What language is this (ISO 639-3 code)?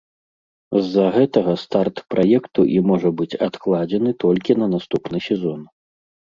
bel